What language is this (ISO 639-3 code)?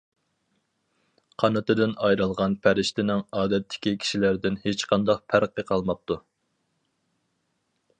uig